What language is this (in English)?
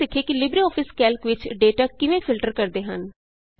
Punjabi